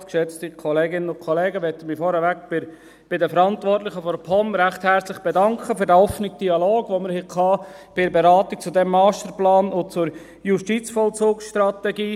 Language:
Swiss German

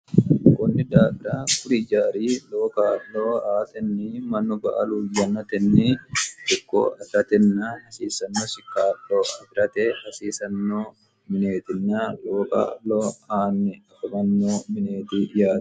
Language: Sidamo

